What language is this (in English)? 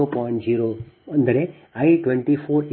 Kannada